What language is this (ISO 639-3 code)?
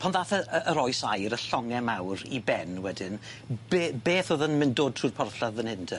cym